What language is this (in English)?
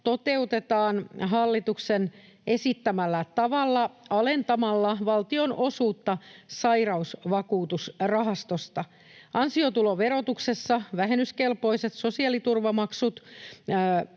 Finnish